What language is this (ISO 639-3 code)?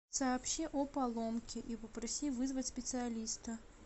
rus